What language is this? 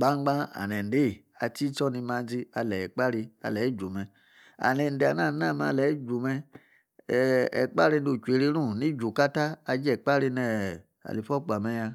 Yace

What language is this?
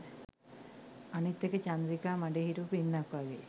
Sinhala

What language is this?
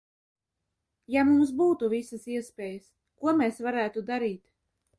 Latvian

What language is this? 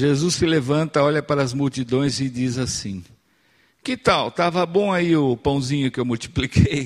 Portuguese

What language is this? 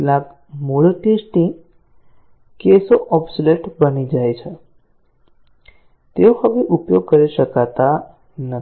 Gujarati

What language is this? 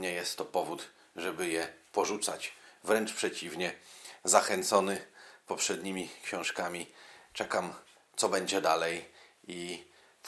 Polish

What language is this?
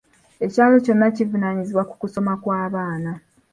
Ganda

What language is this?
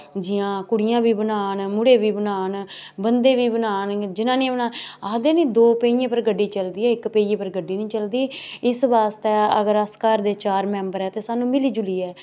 Dogri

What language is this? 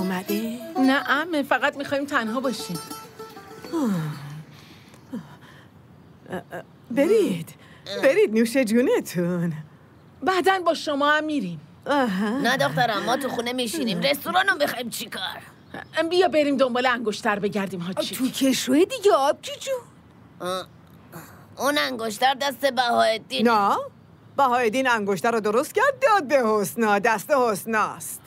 Persian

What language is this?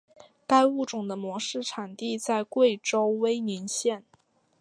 Chinese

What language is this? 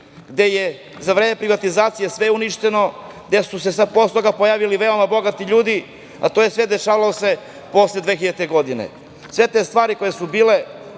Serbian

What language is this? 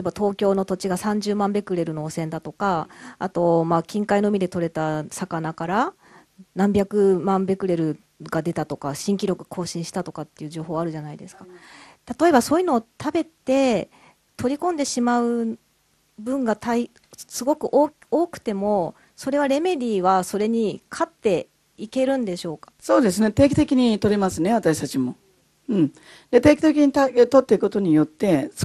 Japanese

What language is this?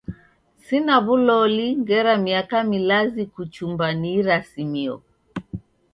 Taita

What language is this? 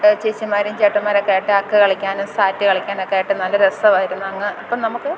Malayalam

